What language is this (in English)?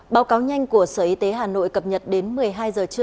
Vietnamese